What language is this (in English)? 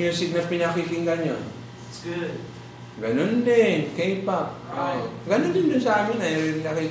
Filipino